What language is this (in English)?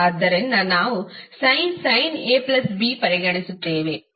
Kannada